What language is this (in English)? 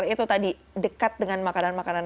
Indonesian